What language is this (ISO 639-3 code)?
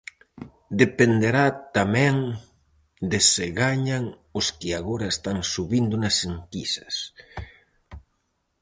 glg